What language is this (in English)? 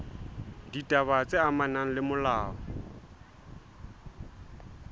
Southern Sotho